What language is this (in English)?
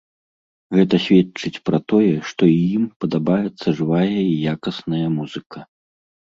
Belarusian